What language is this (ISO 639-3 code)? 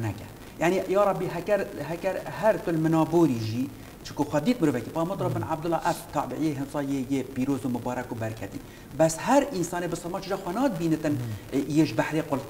ara